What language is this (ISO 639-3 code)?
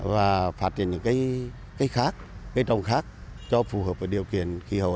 vie